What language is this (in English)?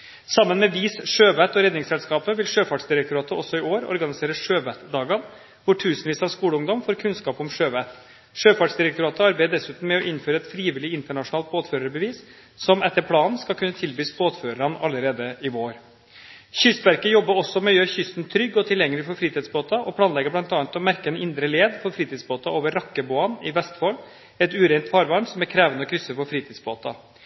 Norwegian Bokmål